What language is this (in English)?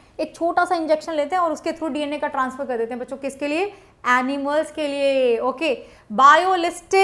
Hindi